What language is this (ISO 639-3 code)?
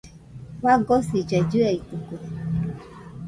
hux